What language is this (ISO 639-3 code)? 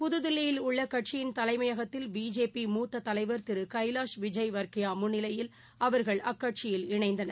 tam